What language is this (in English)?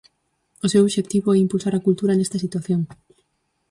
Galician